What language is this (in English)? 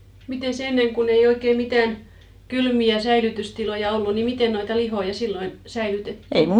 Finnish